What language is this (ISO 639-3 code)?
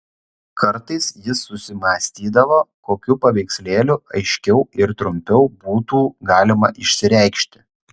lit